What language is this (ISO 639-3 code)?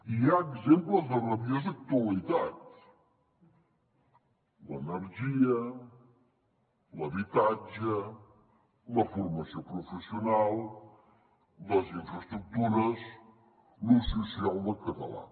cat